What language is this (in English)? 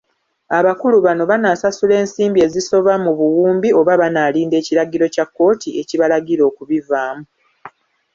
Ganda